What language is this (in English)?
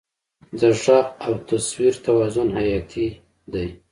Pashto